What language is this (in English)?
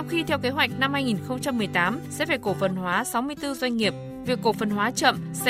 Vietnamese